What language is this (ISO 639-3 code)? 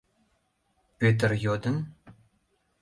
chm